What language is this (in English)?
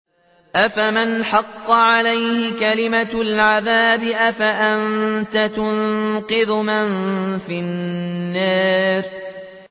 Arabic